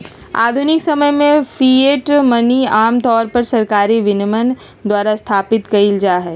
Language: Magahi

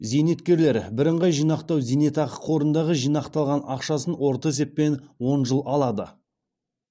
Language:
Kazakh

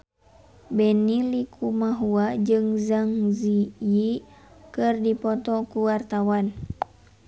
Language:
Sundanese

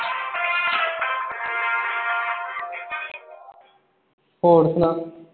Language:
Punjabi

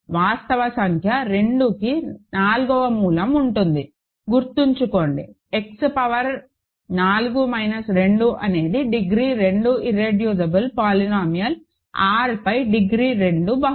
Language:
Telugu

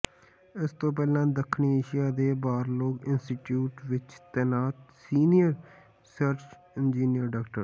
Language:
Punjabi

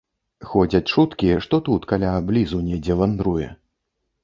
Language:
Belarusian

